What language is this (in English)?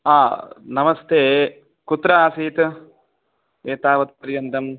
Sanskrit